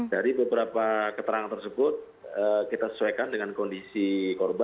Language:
Indonesian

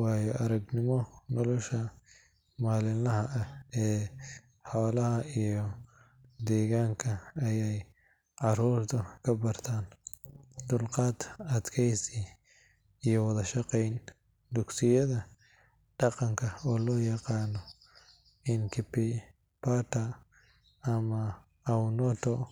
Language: Somali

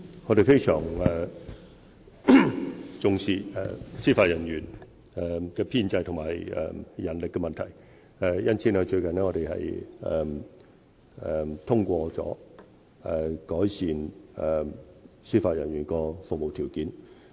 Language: Cantonese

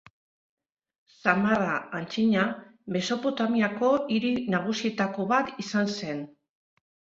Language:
Basque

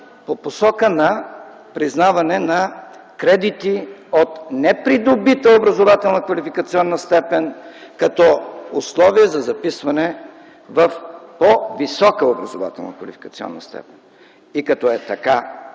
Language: Bulgarian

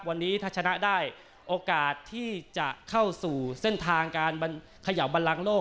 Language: Thai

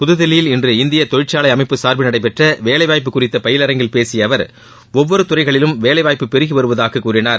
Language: Tamil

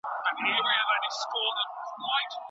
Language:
Pashto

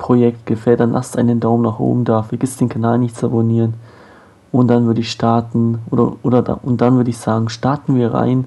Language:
German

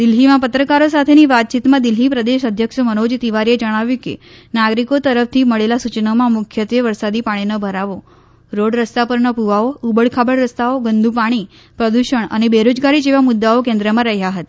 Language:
Gujarati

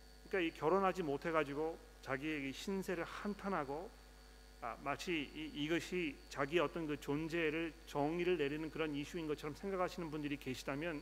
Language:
Korean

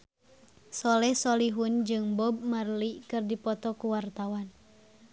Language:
Sundanese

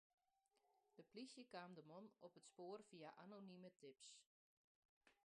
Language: Western Frisian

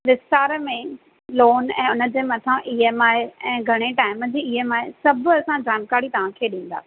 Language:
Sindhi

